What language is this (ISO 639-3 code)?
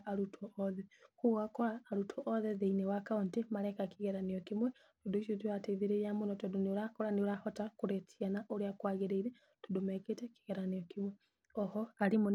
kik